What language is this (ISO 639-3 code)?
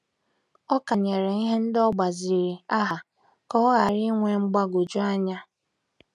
ibo